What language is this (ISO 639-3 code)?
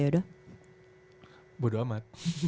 ind